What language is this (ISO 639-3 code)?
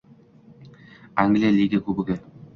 uzb